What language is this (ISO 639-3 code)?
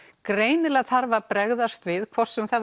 isl